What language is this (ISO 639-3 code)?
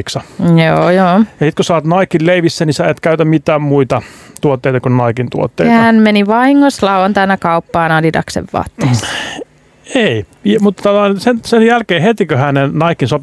fin